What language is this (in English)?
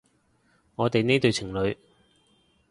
Cantonese